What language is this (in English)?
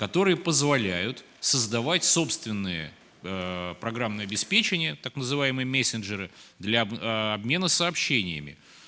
Russian